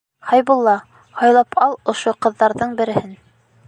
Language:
Bashkir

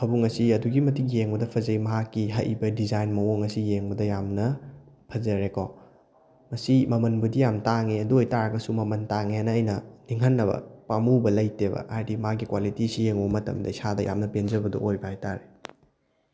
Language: Manipuri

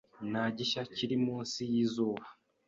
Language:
Kinyarwanda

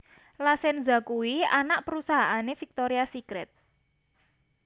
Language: Javanese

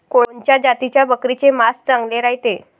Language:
Marathi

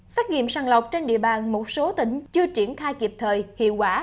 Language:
Vietnamese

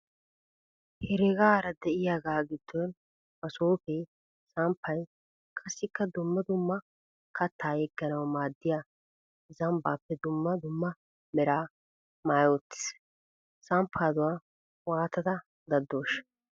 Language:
Wolaytta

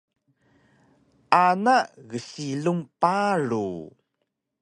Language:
Taroko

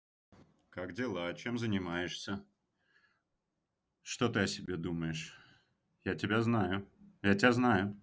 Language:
Russian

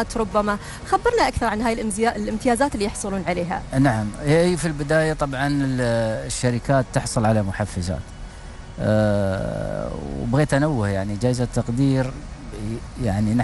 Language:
Arabic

